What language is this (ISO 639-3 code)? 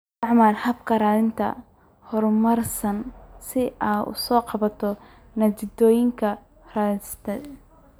som